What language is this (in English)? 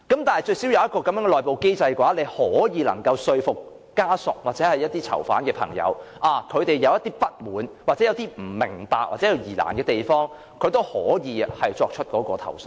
Cantonese